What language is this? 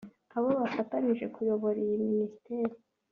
Kinyarwanda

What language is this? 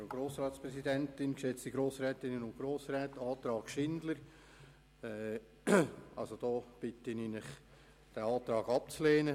Swiss German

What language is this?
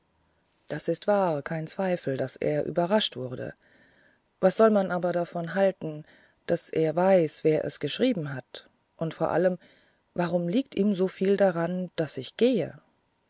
German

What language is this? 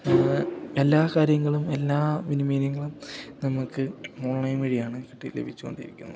Malayalam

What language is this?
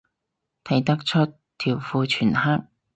Cantonese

